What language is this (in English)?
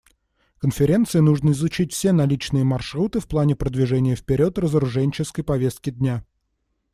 Russian